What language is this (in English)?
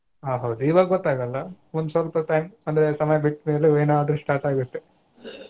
Kannada